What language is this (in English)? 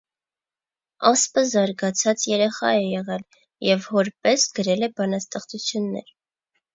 Armenian